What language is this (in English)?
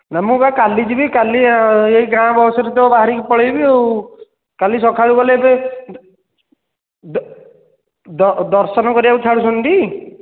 Odia